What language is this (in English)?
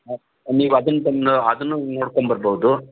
Kannada